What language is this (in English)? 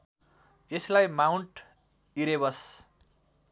Nepali